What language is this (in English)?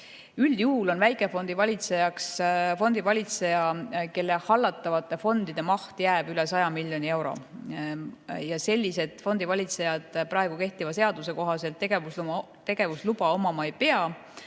Estonian